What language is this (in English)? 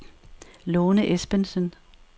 Danish